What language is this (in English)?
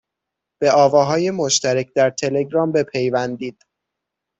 Persian